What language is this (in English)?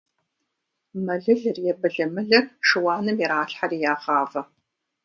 Kabardian